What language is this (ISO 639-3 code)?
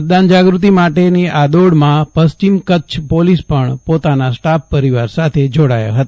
guj